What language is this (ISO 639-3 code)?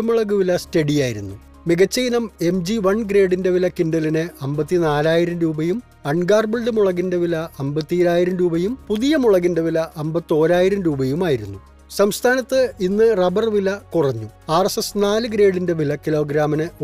mal